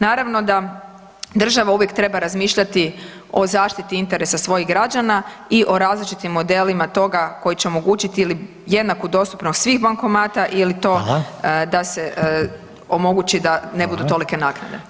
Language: Croatian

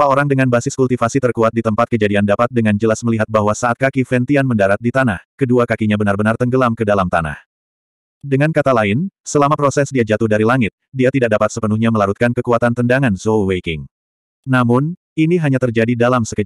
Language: Indonesian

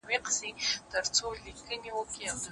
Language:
Pashto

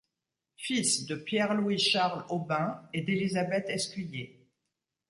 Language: French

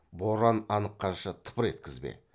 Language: Kazakh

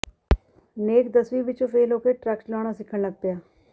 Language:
Punjabi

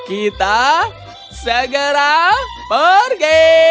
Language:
Indonesian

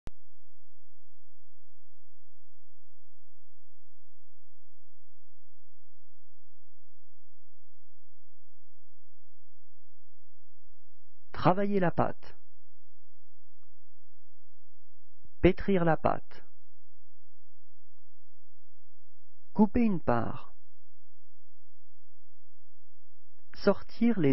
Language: French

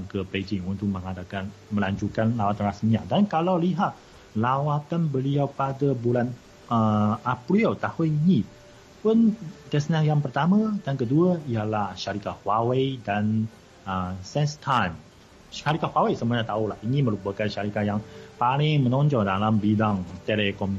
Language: Malay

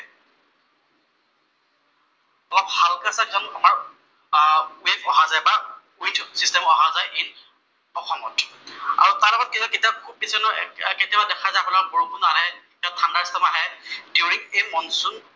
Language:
Assamese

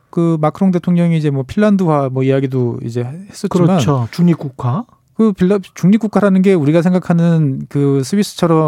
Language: Korean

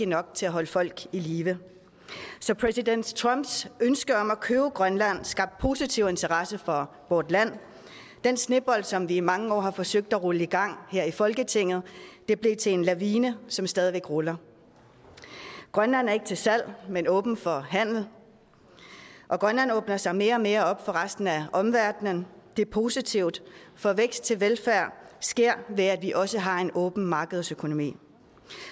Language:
Danish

